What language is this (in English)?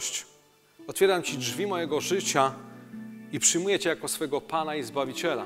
Polish